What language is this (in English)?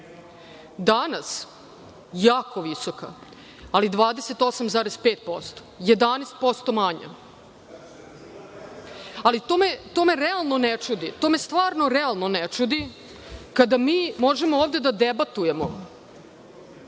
Serbian